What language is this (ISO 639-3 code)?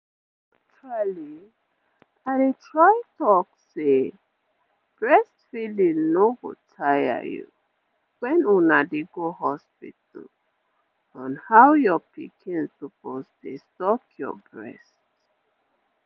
pcm